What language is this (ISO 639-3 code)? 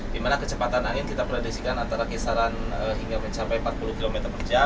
ind